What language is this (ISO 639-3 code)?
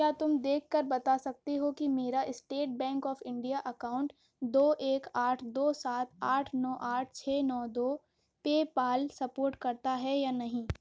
urd